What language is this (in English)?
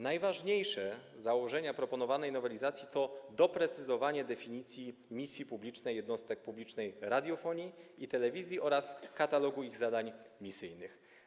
Polish